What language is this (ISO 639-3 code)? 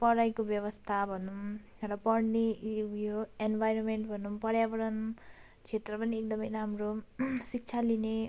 nep